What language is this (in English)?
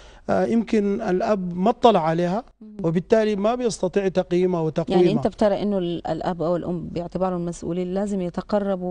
Arabic